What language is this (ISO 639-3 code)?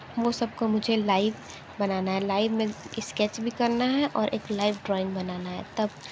hin